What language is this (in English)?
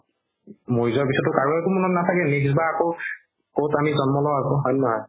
Assamese